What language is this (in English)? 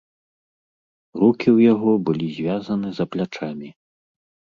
Belarusian